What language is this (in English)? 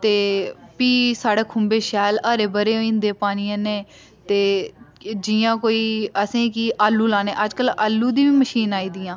Dogri